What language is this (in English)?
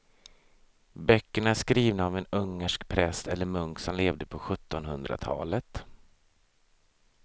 Swedish